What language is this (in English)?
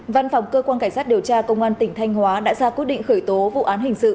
Vietnamese